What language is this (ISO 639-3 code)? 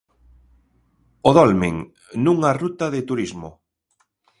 glg